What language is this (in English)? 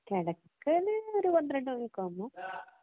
Malayalam